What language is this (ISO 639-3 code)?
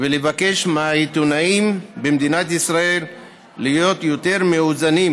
heb